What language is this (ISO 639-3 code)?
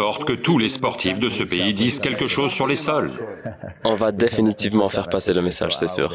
fra